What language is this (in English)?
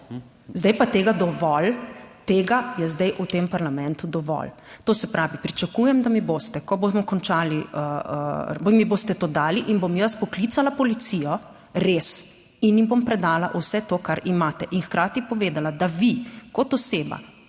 Slovenian